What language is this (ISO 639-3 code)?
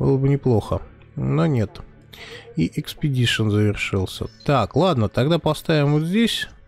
rus